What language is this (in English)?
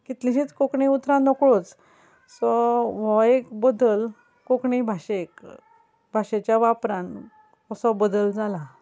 Konkani